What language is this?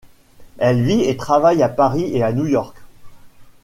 French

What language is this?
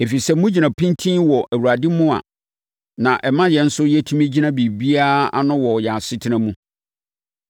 Akan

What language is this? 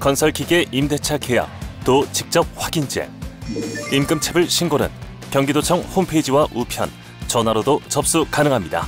Korean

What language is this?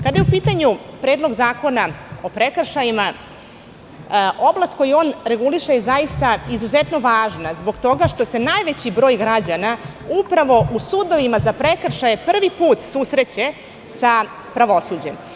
Serbian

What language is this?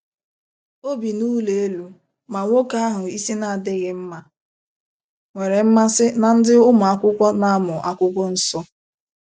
Igbo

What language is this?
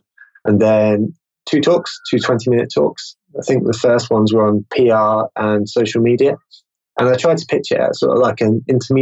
English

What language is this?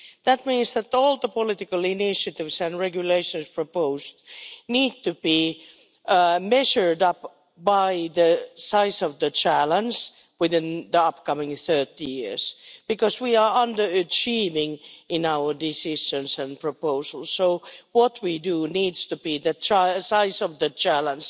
English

